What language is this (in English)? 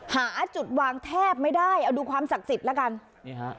Thai